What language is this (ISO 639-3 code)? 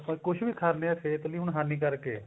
pan